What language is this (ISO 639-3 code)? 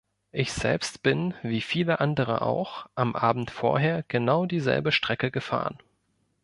deu